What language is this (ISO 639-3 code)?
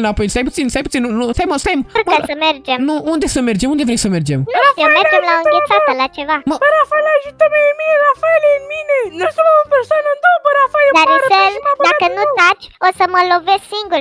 ron